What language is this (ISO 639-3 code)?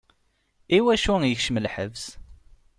kab